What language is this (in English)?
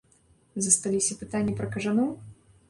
Belarusian